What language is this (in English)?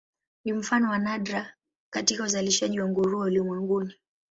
Swahili